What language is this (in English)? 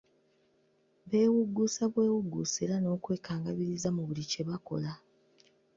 Ganda